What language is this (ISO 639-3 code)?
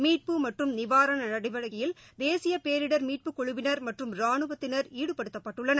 tam